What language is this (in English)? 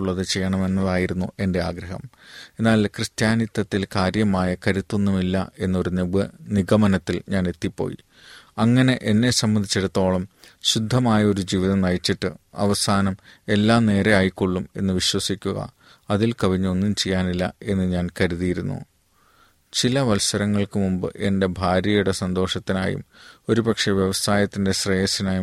Malayalam